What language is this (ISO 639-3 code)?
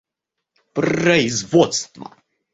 rus